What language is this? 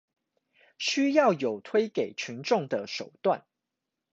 Chinese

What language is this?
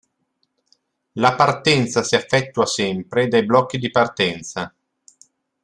Italian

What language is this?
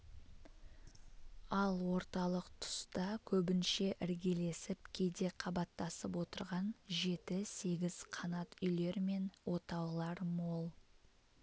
Kazakh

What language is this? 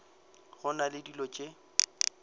Northern Sotho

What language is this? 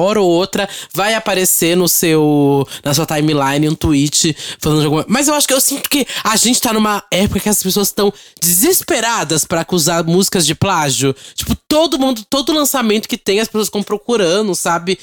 Portuguese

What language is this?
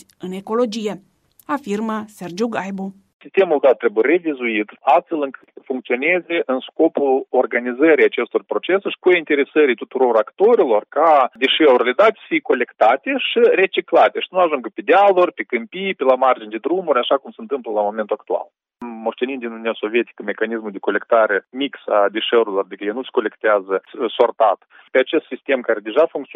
Romanian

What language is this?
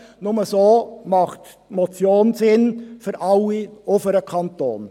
Swiss German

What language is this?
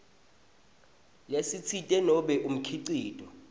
Swati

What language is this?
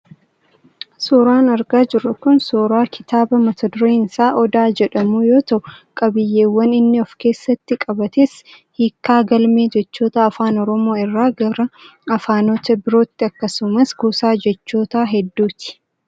Oromo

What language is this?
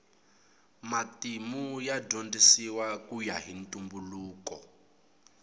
Tsonga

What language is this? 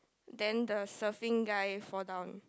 English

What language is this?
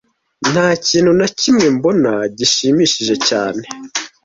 Kinyarwanda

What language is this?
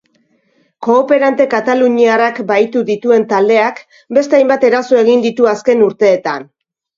Basque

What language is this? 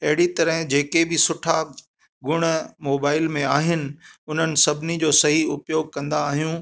Sindhi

